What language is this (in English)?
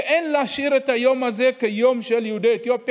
Hebrew